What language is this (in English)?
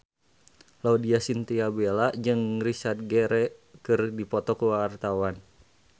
Sundanese